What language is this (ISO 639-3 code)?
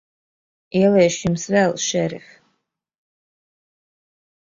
lav